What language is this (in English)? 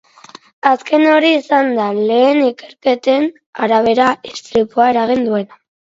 Basque